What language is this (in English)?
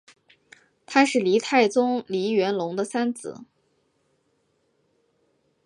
Chinese